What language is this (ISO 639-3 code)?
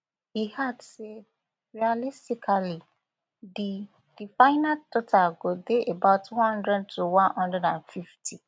pcm